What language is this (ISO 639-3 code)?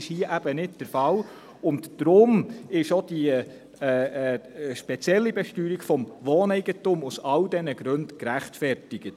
gsw